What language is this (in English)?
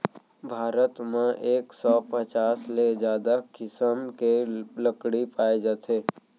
Chhattisgarhi